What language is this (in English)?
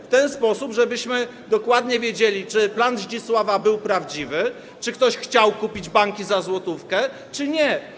Polish